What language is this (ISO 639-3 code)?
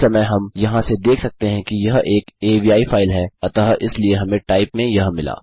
hin